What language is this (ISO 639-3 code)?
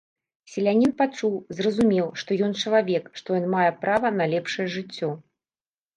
bel